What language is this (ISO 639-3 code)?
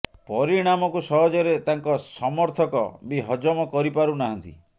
ori